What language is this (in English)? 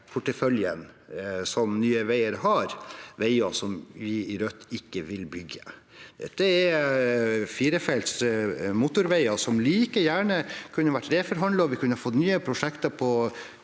Norwegian